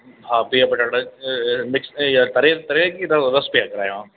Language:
Sindhi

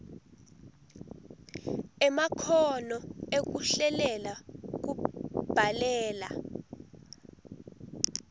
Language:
Swati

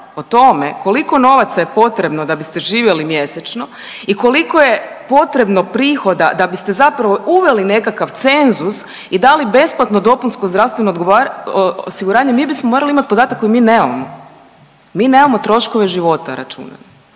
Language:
Croatian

